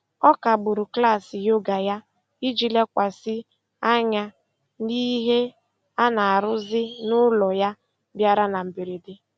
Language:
Igbo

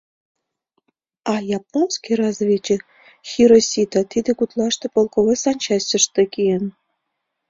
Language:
Mari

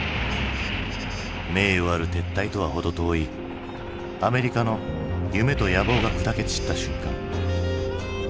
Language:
Japanese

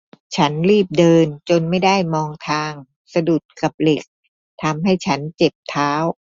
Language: Thai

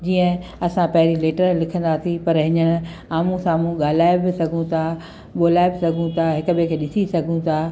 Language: Sindhi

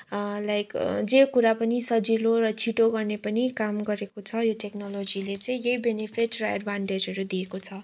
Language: Nepali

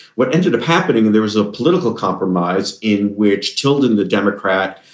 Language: English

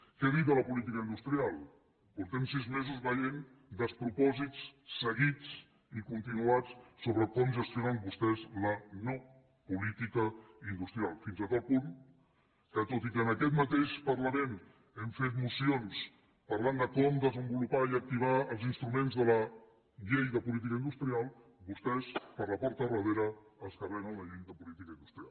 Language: Catalan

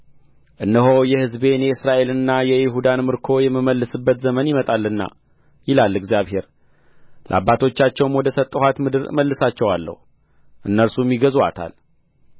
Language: Amharic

